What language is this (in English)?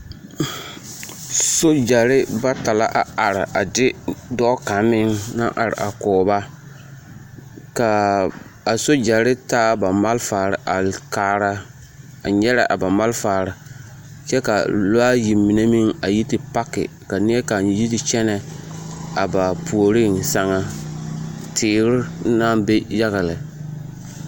Southern Dagaare